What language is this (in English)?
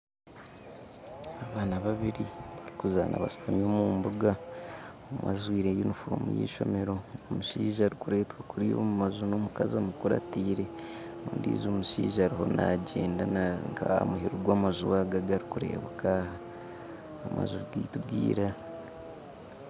Nyankole